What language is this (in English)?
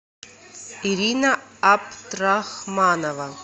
Russian